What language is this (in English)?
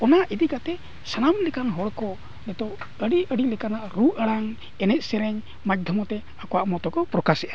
Santali